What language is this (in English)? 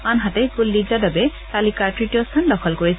Assamese